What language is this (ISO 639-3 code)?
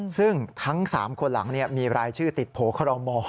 tha